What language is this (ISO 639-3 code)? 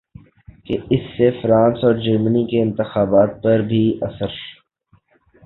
urd